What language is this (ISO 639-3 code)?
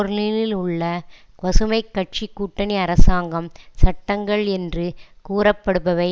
tam